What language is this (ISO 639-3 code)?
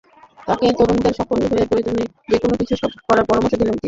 ben